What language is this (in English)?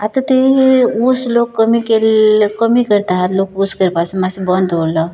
Konkani